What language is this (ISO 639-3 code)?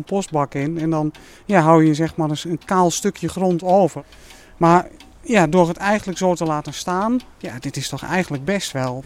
nld